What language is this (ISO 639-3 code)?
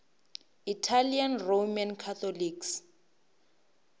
nso